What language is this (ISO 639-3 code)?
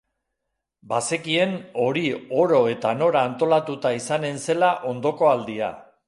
eus